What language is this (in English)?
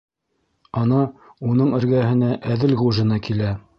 Bashkir